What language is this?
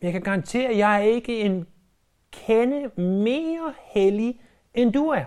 Danish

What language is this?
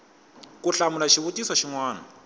Tsonga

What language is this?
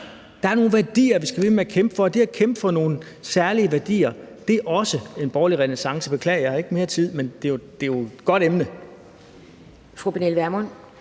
Danish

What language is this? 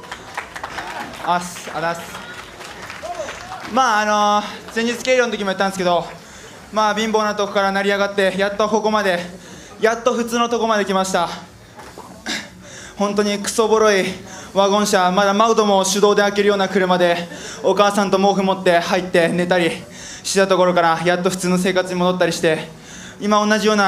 Japanese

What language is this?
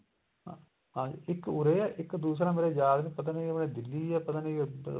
Punjabi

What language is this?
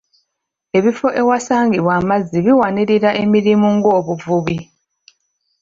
Ganda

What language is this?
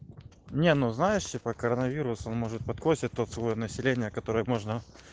Russian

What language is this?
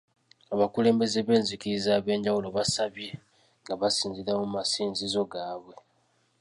Ganda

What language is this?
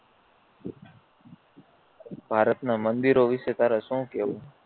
Gujarati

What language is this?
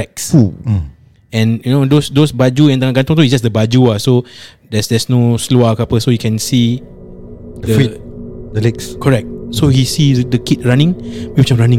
Malay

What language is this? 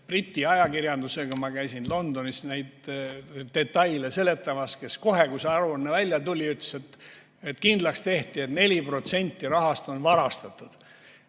Estonian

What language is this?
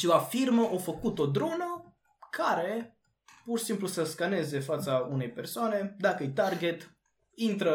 Romanian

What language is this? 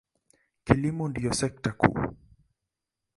Swahili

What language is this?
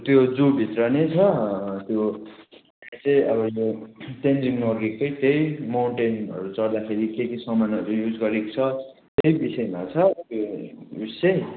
Nepali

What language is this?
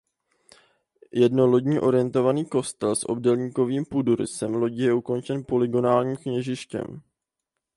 Czech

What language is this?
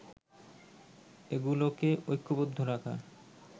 Bangla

